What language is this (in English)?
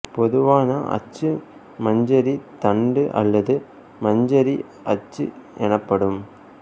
Tamil